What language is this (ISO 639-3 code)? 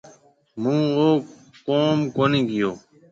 mve